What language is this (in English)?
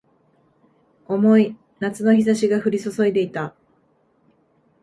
Japanese